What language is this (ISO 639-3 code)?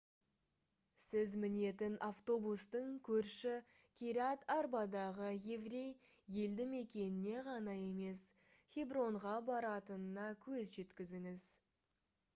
kaz